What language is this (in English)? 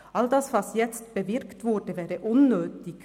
Swiss German